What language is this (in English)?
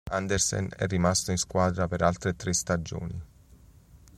Italian